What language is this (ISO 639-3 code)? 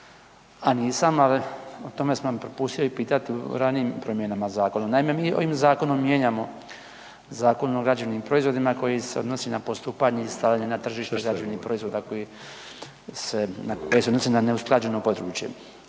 hrv